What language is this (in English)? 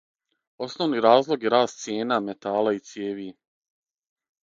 Serbian